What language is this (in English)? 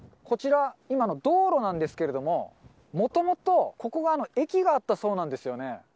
Japanese